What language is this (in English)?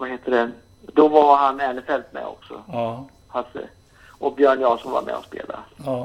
Swedish